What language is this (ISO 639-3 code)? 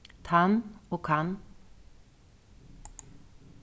fao